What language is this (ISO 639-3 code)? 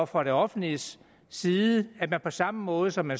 dan